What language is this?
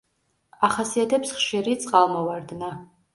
Georgian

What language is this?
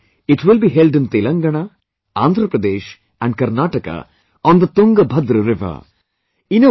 English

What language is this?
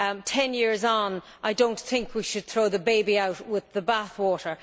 English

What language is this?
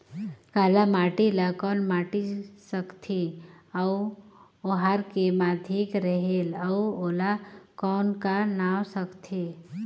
Chhattisgarhi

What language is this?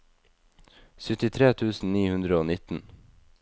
Norwegian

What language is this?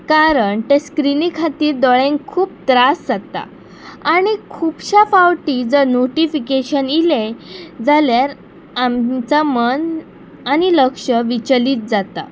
Konkani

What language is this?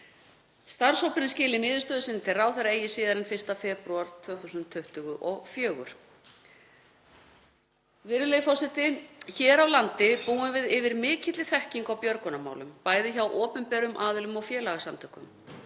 Icelandic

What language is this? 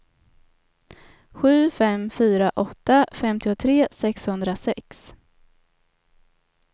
Swedish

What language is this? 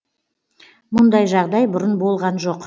Kazakh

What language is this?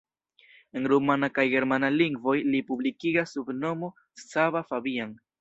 Esperanto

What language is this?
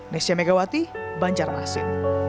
Indonesian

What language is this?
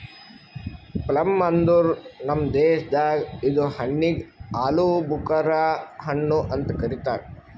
Kannada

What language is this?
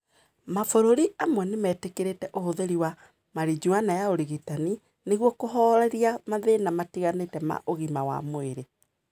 Kikuyu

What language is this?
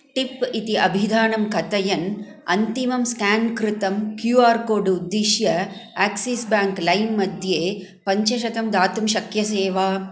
Sanskrit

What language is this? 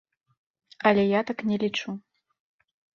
Belarusian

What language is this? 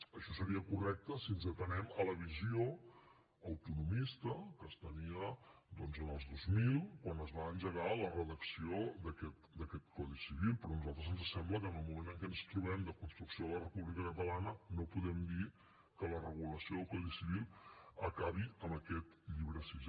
Catalan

